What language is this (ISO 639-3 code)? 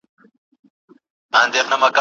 pus